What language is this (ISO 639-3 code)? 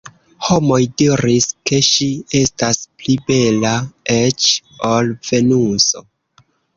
epo